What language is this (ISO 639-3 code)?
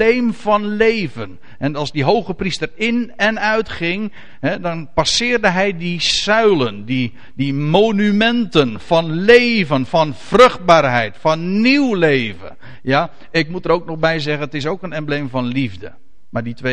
nld